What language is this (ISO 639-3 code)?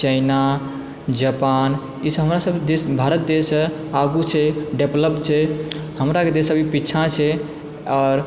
mai